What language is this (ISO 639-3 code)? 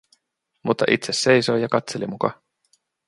fin